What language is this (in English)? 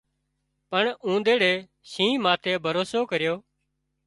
Wadiyara Koli